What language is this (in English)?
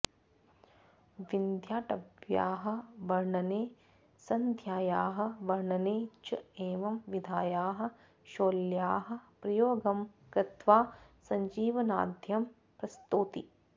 Sanskrit